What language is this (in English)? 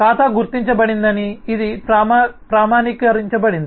Telugu